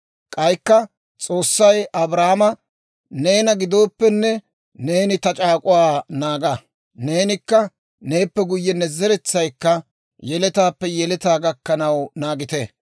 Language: Dawro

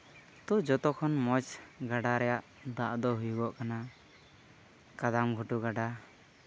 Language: Santali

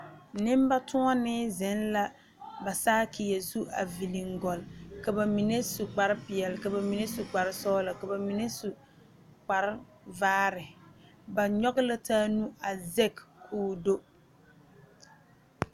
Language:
Southern Dagaare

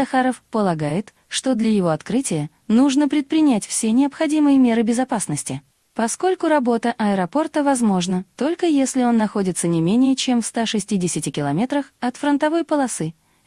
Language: Russian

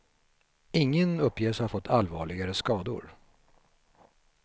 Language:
Swedish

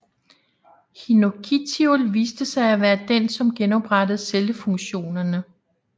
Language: Danish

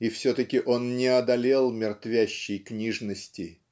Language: Russian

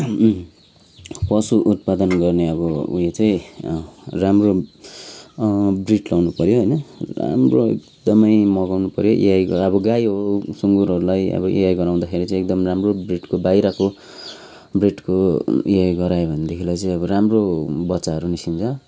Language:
Nepali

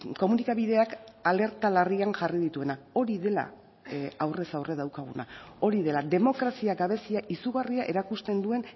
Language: Basque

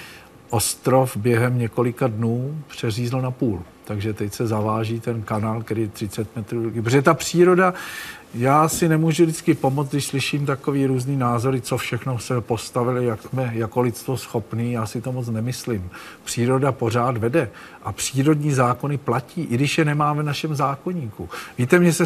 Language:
Czech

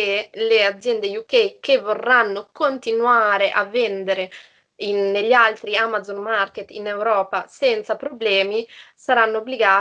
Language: Italian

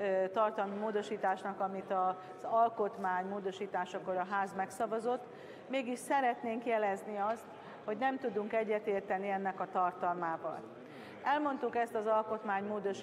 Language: Hungarian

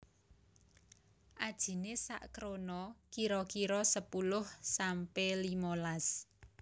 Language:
Javanese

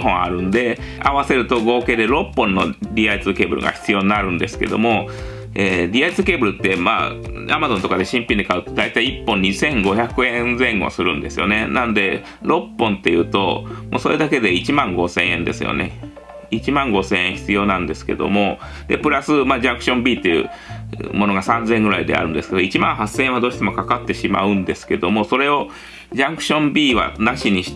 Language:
Japanese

